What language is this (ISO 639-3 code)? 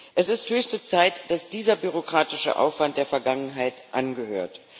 deu